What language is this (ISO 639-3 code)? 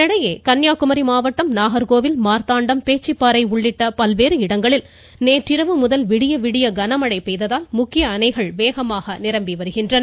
tam